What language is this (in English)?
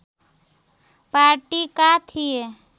Nepali